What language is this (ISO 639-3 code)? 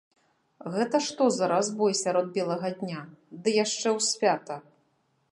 bel